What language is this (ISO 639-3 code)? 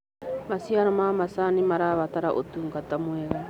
kik